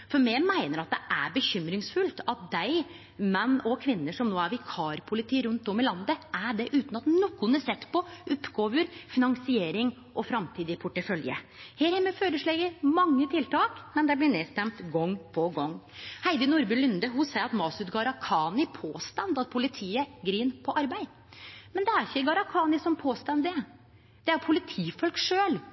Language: Norwegian Nynorsk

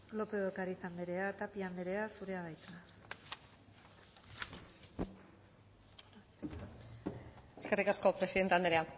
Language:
Basque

